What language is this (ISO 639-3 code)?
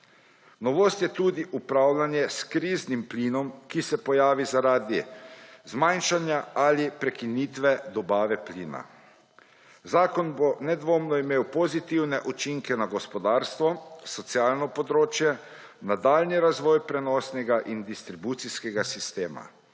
slv